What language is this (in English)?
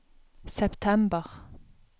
Norwegian